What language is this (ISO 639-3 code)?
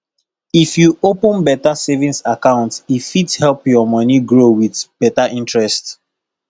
pcm